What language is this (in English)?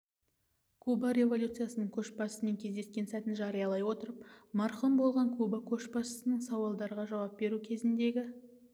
Kazakh